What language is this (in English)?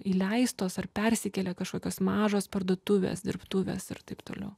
Lithuanian